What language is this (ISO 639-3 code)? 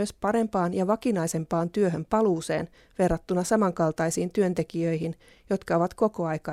fin